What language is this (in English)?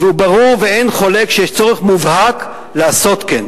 Hebrew